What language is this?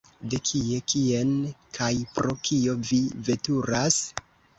Esperanto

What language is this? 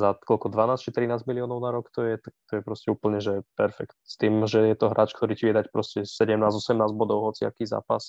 Slovak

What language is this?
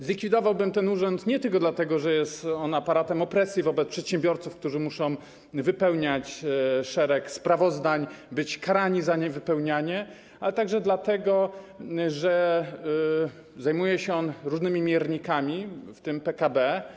Polish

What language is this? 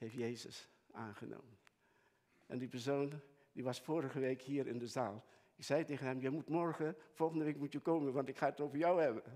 Dutch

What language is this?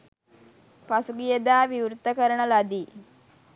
Sinhala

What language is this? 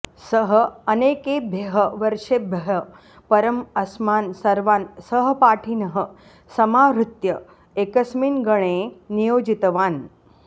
Sanskrit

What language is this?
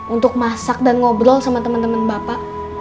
Indonesian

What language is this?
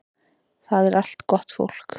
Icelandic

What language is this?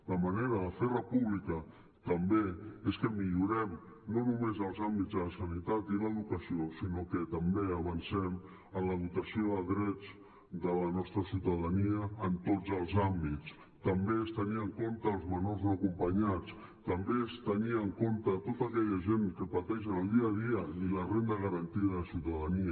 Catalan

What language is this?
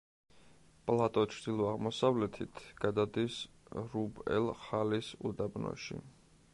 Georgian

